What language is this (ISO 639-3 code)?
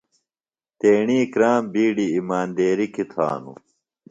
phl